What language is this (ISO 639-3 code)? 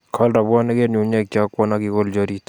kln